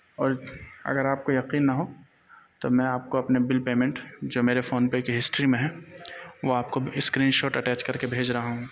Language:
Urdu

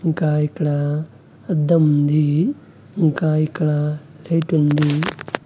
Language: Telugu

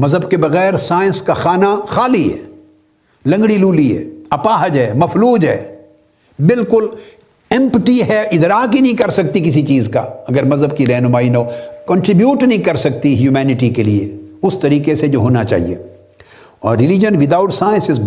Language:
Urdu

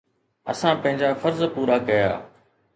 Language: Sindhi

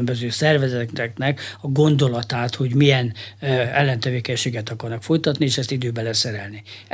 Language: Hungarian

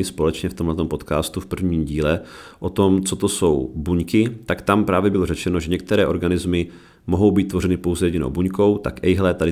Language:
Czech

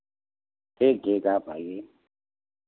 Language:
Hindi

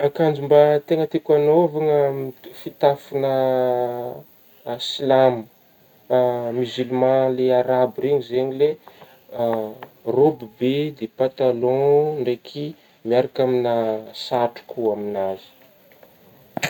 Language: Northern Betsimisaraka Malagasy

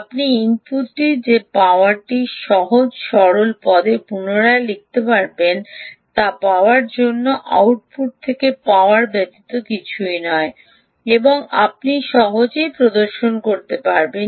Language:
Bangla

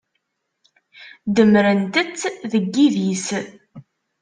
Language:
Kabyle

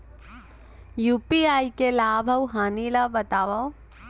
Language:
Chhattisgarhi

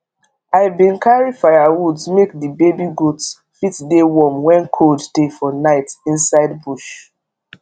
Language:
Nigerian Pidgin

